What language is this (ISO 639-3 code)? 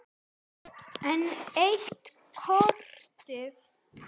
isl